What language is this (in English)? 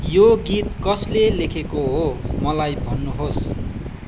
Nepali